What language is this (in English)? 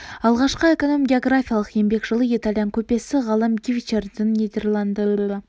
Kazakh